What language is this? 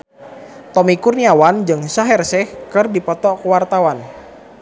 Sundanese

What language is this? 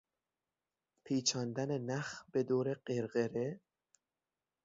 Persian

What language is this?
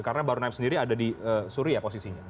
Indonesian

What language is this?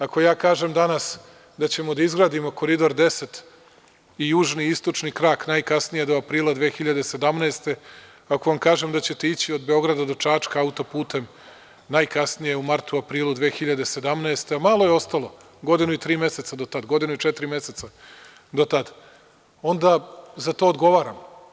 Serbian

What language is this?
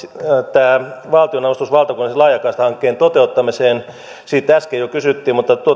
Finnish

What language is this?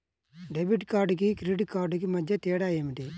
Telugu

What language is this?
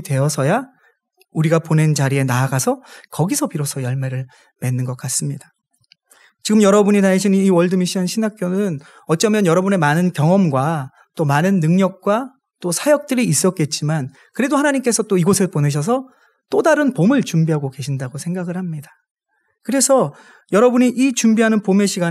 Korean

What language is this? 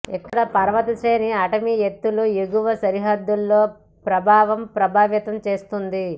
Telugu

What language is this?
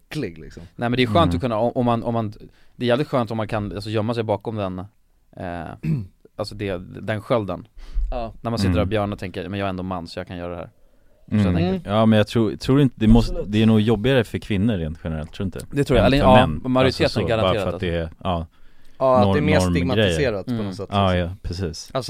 Swedish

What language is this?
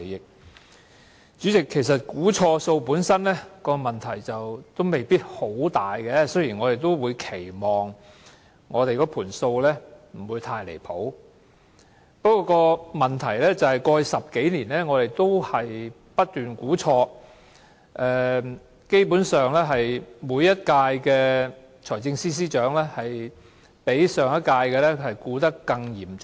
Cantonese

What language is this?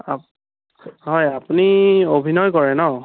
Assamese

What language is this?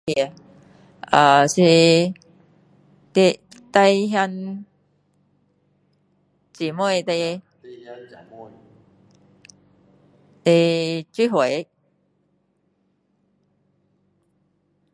Min Dong Chinese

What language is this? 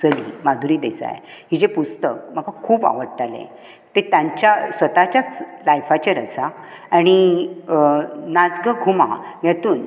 Konkani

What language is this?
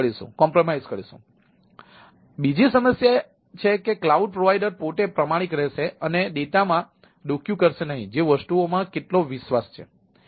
Gujarati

